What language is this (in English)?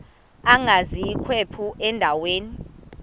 Xhosa